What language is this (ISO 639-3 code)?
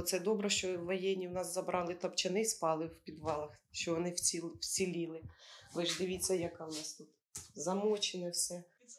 ukr